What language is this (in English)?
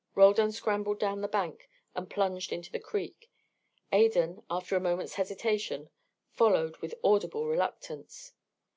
English